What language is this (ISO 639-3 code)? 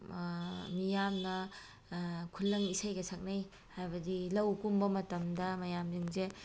mni